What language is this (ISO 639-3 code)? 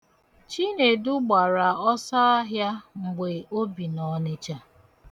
ibo